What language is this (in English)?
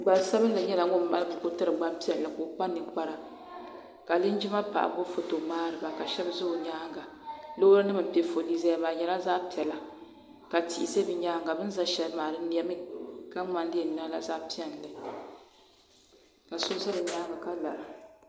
Dagbani